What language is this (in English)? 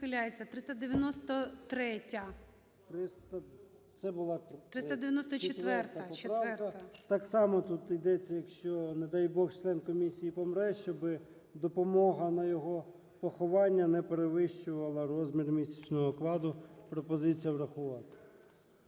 Ukrainian